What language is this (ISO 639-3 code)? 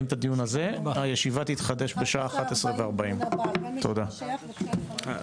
heb